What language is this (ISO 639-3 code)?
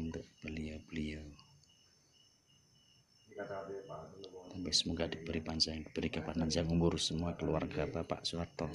ind